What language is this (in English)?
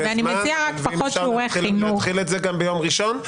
Hebrew